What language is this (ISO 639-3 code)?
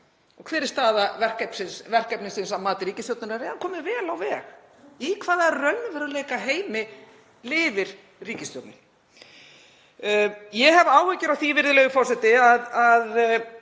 isl